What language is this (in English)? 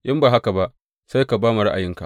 Hausa